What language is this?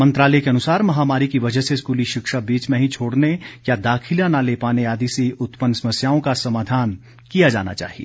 Hindi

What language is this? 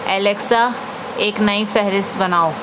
Urdu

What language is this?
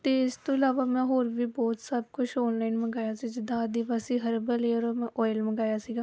Punjabi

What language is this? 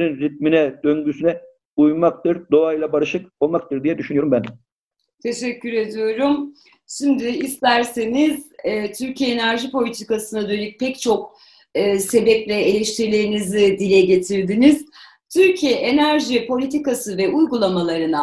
Turkish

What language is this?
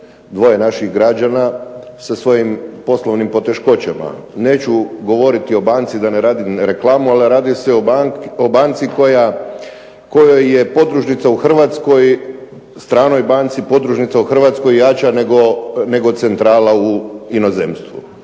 Croatian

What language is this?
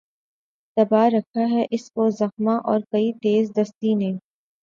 Urdu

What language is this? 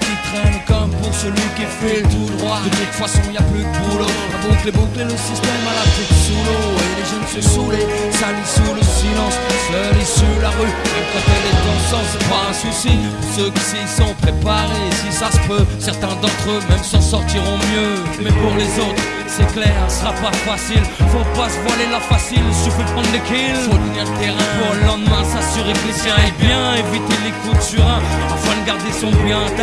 French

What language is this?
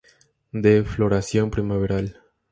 Spanish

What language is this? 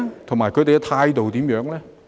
Cantonese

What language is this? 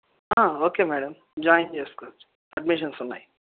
Telugu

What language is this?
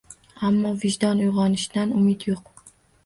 Uzbek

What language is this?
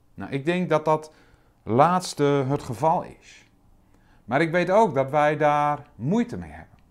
Dutch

